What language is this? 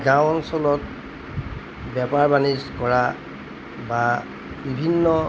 Assamese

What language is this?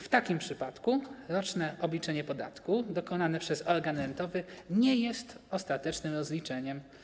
Polish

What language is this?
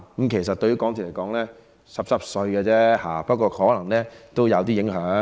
Cantonese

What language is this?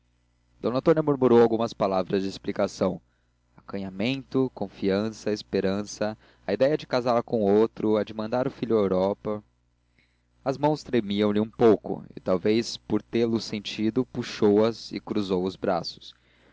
Portuguese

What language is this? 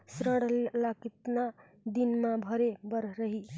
Chhattisgarhi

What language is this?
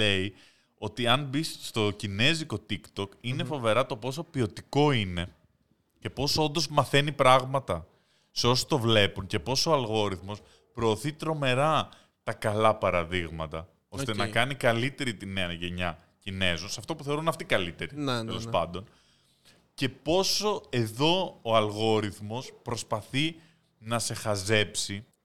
Greek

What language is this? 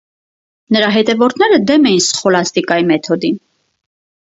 Armenian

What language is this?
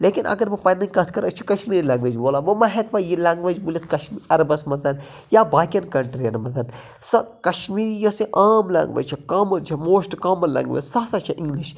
Kashmiri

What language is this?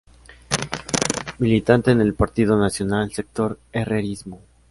Spanish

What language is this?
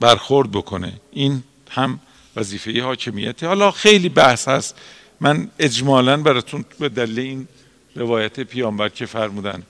Persian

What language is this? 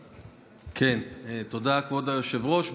Hebrew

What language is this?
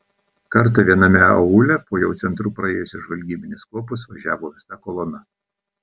Lithuanian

